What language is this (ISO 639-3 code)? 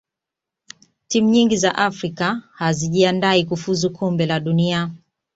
swa